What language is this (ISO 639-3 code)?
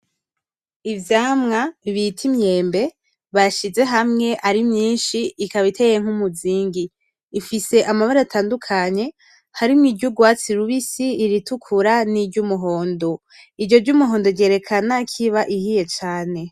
run